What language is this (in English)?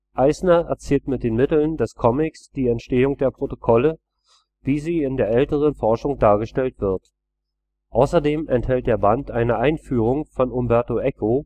German